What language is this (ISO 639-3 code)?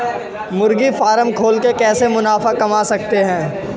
hin